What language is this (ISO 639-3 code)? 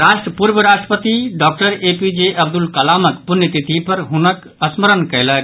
mai